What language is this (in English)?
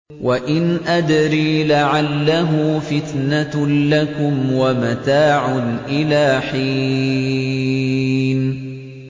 Arabic